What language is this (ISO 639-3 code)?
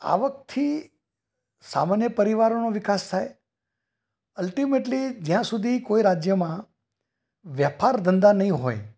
guj